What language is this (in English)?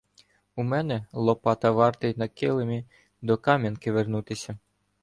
Ukrainian